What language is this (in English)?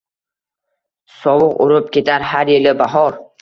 Uzbek